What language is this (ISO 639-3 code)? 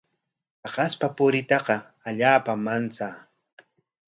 qwa